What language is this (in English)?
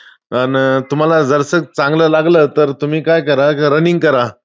Marathi